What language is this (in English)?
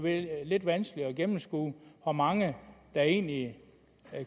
Danish